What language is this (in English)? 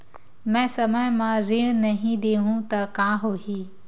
Chhattisgarhi